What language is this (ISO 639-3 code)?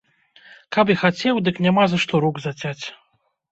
bel